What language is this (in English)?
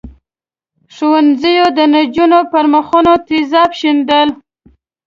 Pashto